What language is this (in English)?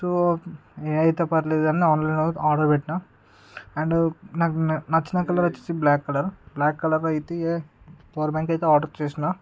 Telugu